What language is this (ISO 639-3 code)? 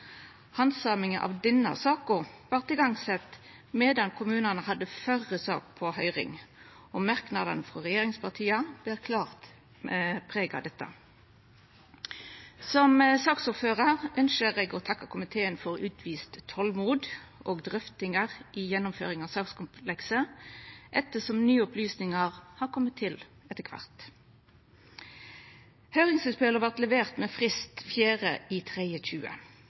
nno